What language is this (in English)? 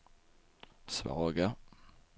Swedish